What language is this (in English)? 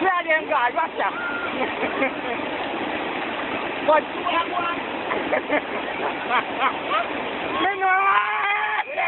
Ukrainian